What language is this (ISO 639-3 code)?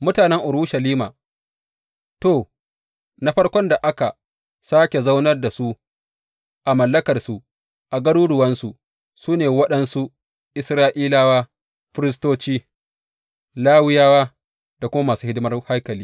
hau